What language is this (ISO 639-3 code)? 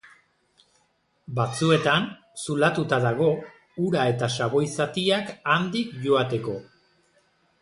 eus